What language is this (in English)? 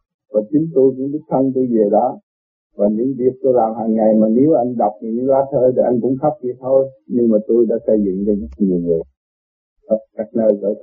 Vietnamese